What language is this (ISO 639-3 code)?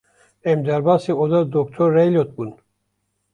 kur